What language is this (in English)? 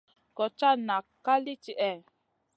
Masana